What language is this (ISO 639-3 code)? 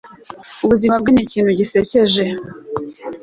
kin